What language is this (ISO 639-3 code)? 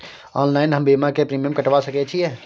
mai